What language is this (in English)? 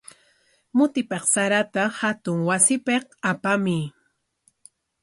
Corongo Ancash Quechua